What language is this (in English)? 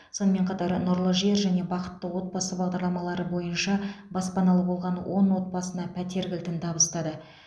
Kazakh